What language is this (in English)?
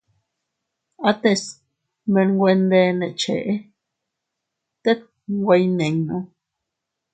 Teutila Cuicatec